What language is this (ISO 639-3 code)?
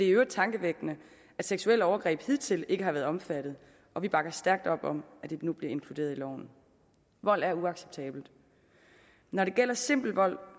dan